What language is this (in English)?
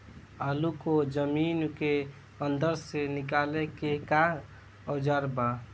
Bhojpuri